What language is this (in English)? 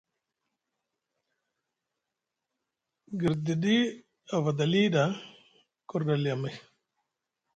Musgu